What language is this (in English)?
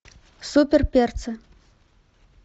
Russian